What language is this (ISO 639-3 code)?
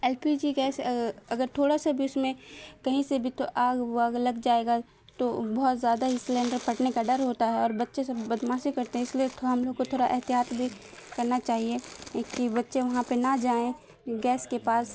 urd